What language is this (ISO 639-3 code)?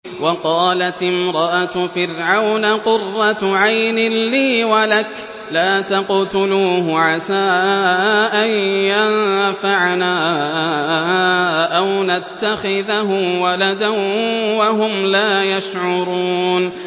ara